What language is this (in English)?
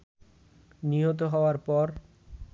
Bangla